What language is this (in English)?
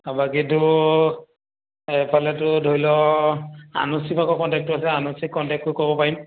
Assamese